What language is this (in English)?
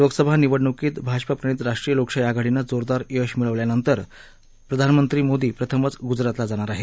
Marathi